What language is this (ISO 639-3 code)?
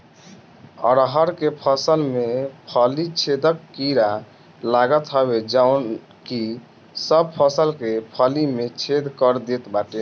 bho